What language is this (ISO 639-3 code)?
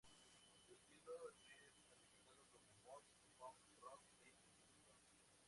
spa